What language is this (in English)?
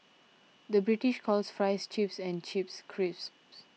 English